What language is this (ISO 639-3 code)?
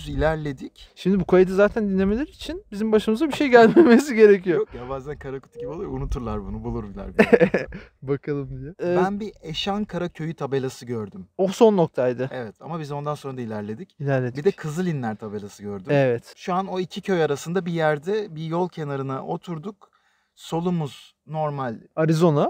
tur